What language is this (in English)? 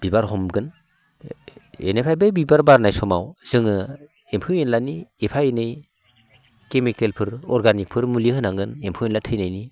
Bodo